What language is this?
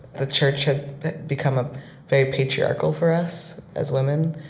English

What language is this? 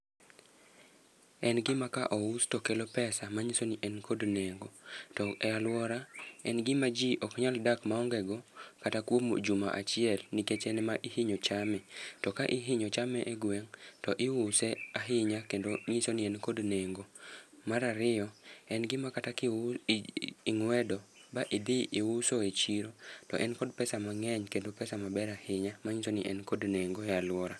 Luo (Kenya and Tanzania)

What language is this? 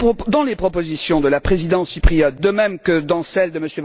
French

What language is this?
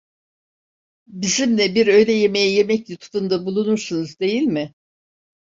Turkish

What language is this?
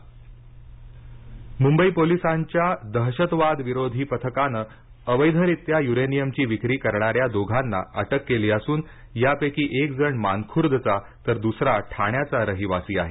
Marathi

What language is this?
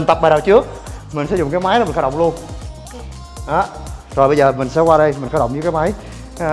Vietnamese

